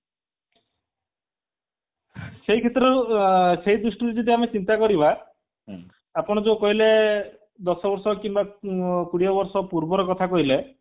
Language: Odia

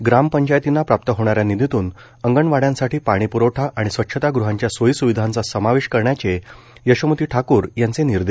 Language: Marathi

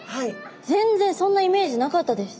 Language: Japanese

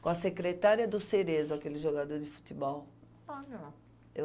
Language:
Portuguese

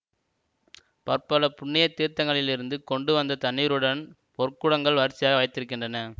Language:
Tamil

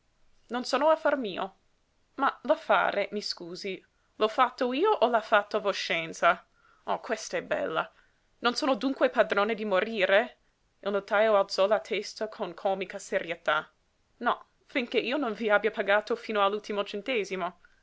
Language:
Italian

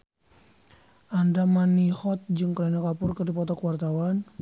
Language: Sundanese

